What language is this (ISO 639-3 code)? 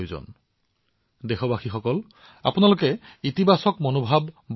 asm